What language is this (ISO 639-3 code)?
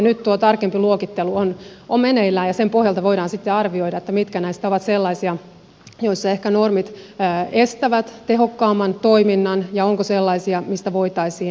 fin